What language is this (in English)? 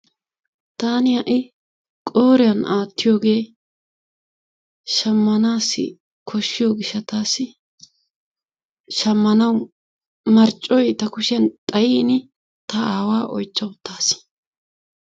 Wolaytta